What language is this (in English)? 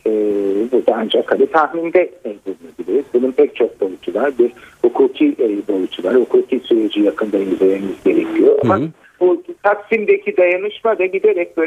Turkish